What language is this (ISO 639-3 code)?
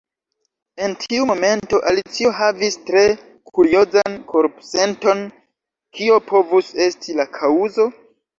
epo